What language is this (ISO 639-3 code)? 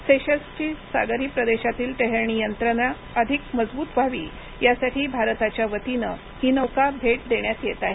mar